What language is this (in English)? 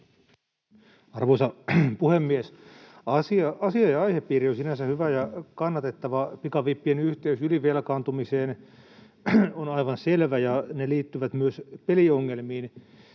Finnish